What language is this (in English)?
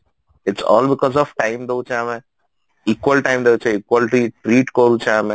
Odia